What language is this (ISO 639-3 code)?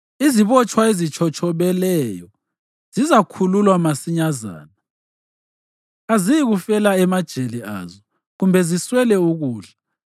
nde